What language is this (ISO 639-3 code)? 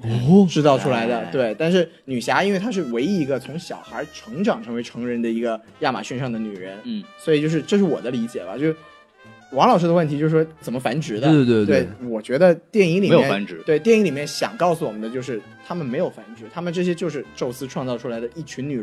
zho